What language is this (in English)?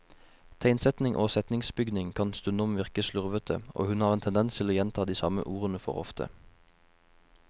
Norwegian